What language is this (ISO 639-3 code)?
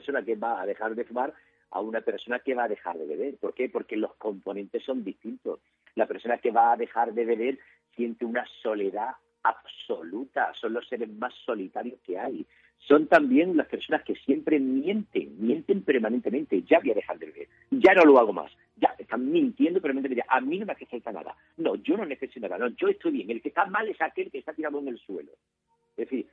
spa